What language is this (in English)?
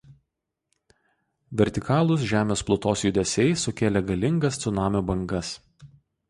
Lithuanian